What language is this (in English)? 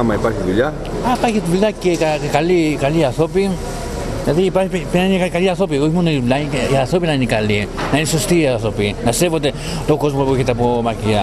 Greek